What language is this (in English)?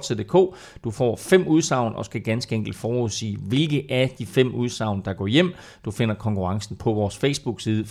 Danish